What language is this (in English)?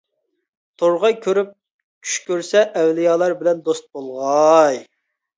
Uyghur